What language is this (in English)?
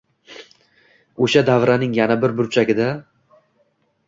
Uzbek